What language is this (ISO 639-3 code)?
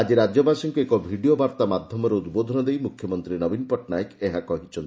ori